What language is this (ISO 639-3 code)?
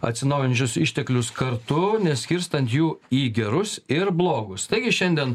lit